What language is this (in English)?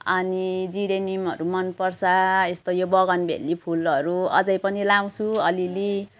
Nepali